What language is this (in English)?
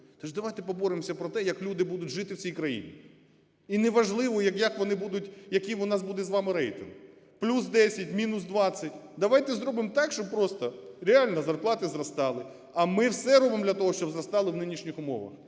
Ukrainian